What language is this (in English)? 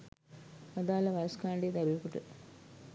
Sinhala